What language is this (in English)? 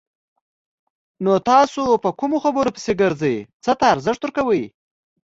Pashto